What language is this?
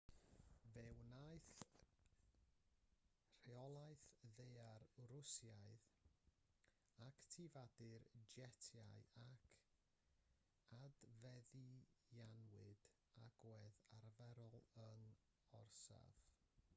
Welsh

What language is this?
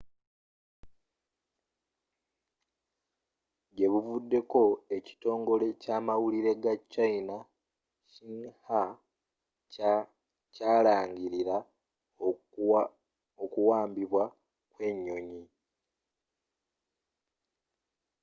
Ganda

